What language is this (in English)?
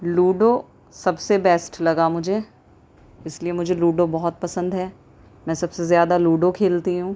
Urdu